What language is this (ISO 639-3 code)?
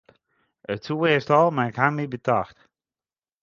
fry